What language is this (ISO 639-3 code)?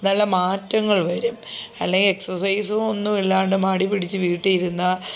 mal